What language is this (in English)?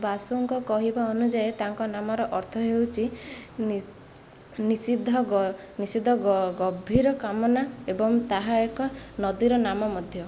Odia